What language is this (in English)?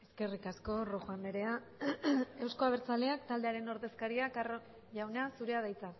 Basque